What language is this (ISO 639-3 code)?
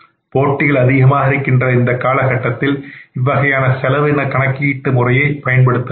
tam